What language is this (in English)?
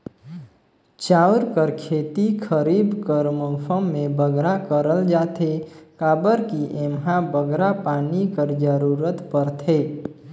Chhattisgarhi